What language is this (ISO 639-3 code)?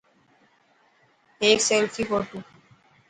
mki